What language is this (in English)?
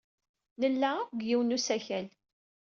Kabyle